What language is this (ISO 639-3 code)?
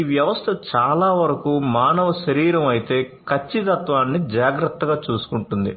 tel